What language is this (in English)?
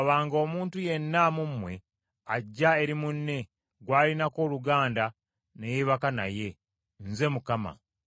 Ganda